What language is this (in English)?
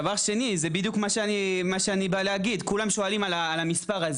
Hebrew